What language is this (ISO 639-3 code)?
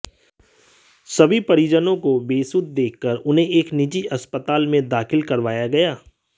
hin